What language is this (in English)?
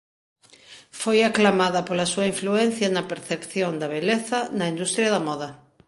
Galician